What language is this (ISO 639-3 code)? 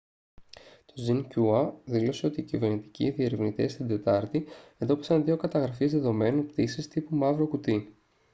ell